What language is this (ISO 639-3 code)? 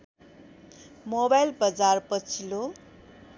nep